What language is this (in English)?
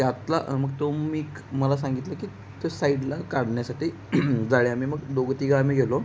Marathi